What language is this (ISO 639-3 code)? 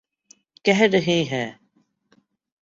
urd